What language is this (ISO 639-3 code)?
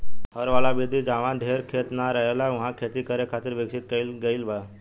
bho